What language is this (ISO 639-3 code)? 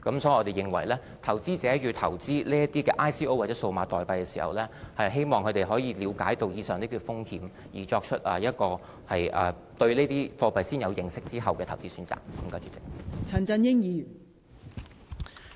yue